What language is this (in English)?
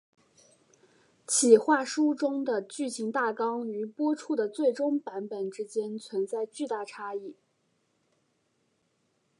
Chinese